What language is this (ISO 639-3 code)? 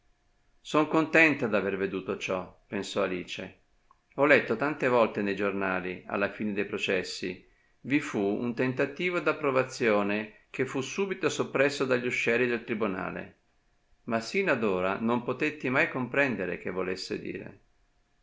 ita